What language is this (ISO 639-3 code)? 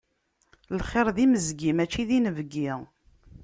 kab